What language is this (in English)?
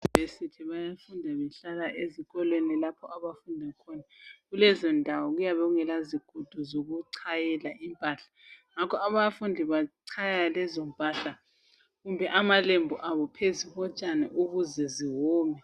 North Ndebele